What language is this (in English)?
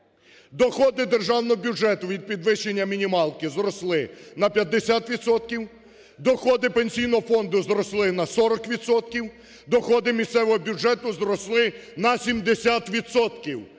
Ukrainian